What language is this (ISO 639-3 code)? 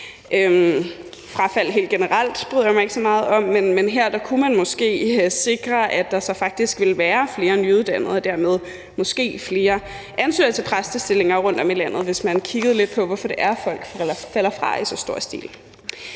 dan